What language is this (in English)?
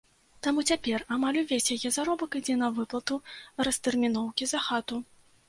Belarusian